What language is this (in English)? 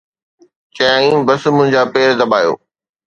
Sindhi